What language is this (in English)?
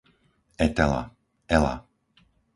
Slovak